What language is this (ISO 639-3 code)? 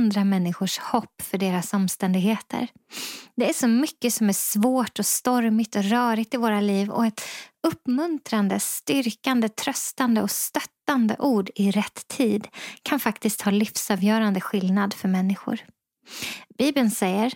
swe